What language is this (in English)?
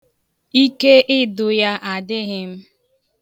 Igbo